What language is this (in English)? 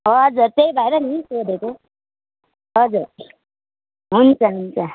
Nepali